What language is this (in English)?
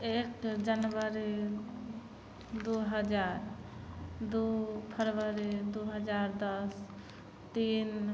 Maithili